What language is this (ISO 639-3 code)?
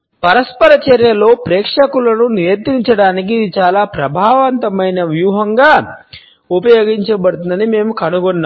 tel